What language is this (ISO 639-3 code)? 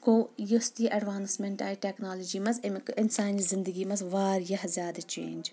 kas